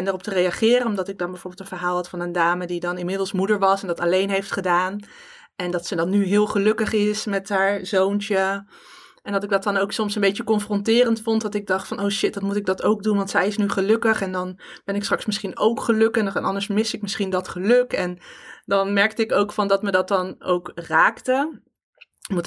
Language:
Dutch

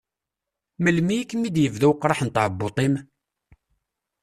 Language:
Kabyle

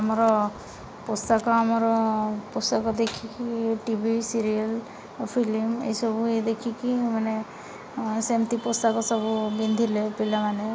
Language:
Odia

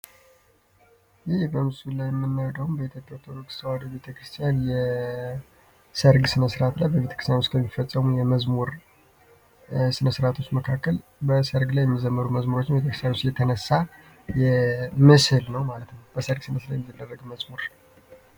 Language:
Amharic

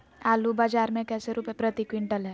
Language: Magahi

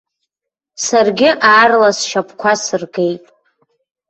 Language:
Abkhazian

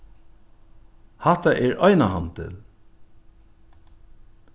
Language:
Faroese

